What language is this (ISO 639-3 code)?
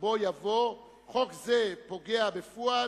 heb